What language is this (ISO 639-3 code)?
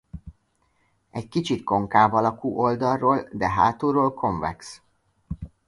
hun